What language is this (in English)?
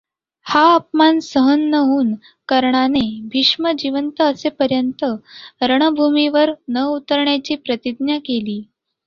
Marathi